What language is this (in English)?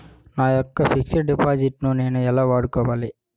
Telugu